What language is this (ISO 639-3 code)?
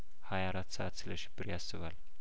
amh